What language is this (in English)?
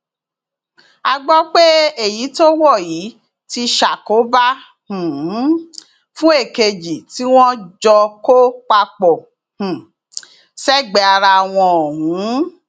Yoruba